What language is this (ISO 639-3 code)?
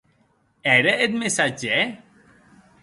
oci